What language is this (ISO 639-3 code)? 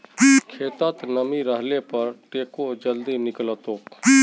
mag